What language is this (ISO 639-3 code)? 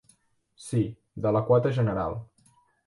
cat